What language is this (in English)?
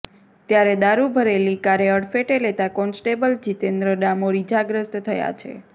Gujarati